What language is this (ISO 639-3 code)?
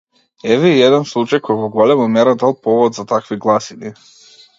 mkd